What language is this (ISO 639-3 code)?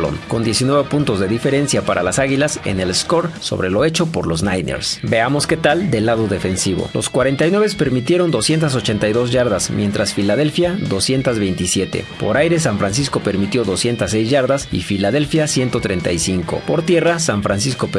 spa